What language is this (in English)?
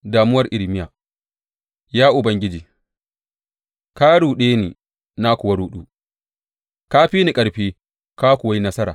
Hausa